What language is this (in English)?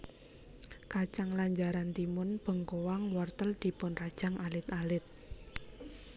Javanese